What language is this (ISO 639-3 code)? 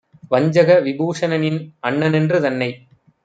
tam